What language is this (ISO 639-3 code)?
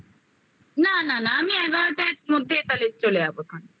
ben